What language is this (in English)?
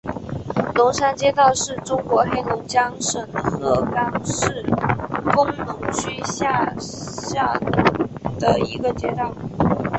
Chinese